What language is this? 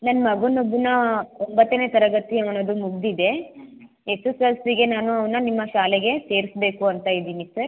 Kannada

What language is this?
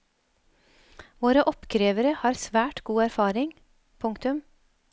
Norwegian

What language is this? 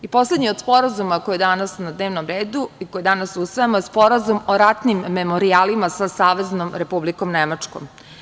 Serbian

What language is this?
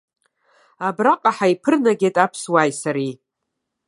Abkhazian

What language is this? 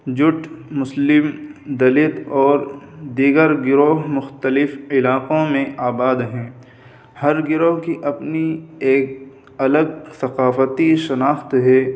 Urdu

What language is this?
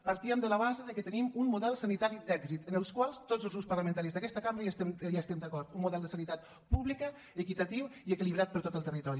Catalan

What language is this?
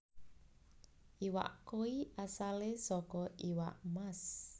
Javanese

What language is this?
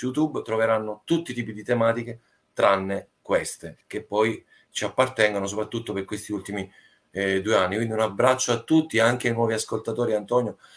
Italian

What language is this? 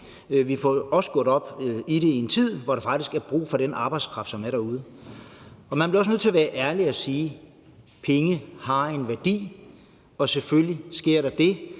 Danish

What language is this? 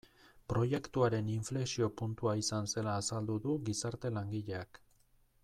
Basque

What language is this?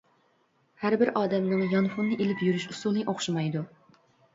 Uyghur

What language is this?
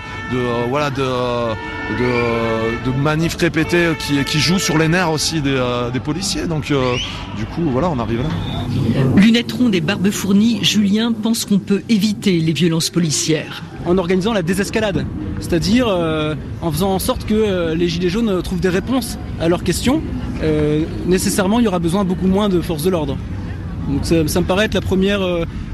French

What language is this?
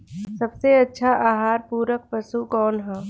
Bhojpuri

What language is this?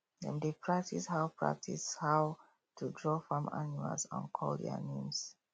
Nigerian Pidgin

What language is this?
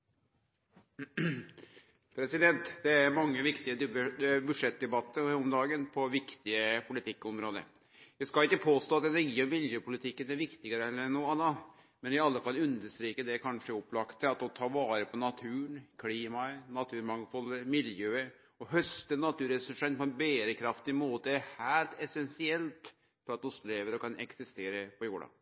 Norwegian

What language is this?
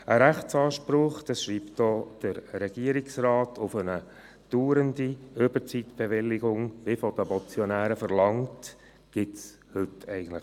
Swiss German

